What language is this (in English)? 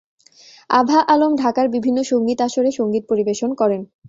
Bangla